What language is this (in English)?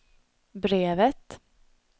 Swedish